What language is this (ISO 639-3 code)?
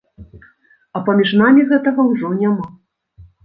bel